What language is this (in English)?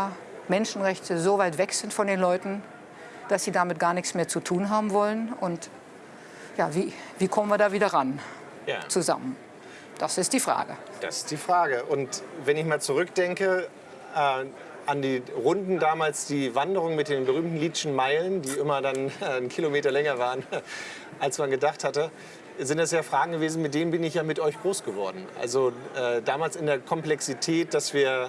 German